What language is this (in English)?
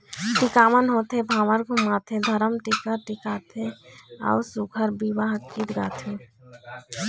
Chhattisgarhi